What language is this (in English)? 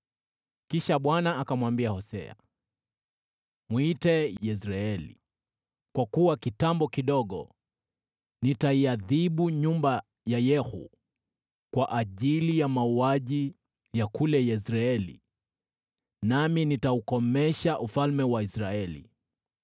Swahili